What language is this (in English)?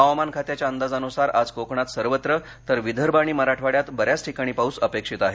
Marathi